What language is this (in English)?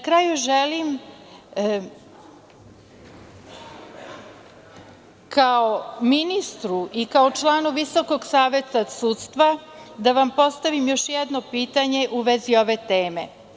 Serbian